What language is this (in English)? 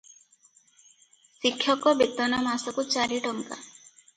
Odia